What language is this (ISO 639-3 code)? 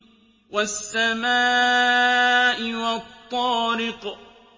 ara